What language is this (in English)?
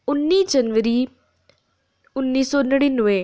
Dogri